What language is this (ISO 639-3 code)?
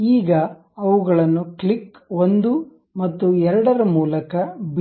kan